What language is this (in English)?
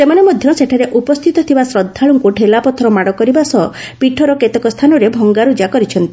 Odia